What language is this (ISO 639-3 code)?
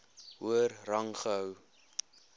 afr